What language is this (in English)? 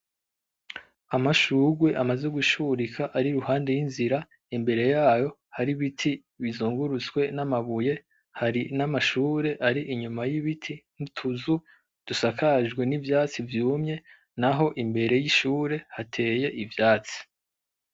Rundi